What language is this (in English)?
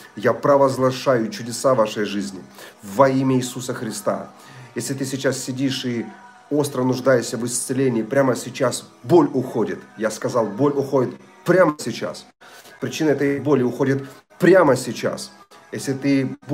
Russian